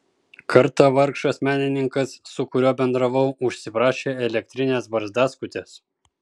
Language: Lithuanian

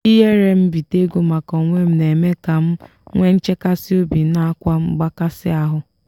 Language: Igbo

